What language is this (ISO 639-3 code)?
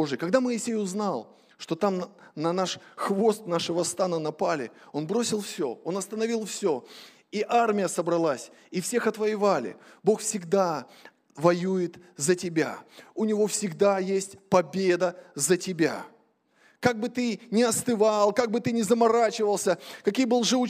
rus